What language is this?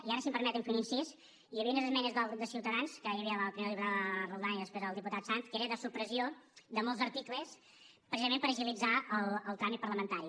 Catalan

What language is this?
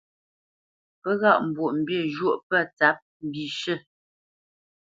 Bamenyam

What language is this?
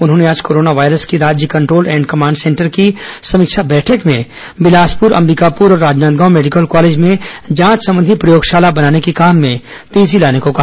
Hindi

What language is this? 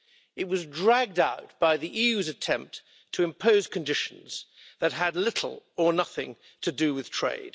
English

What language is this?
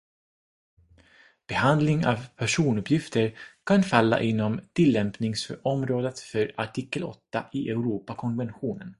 Swedish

